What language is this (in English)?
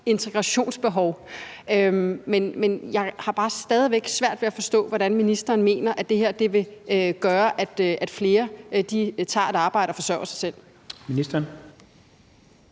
Danish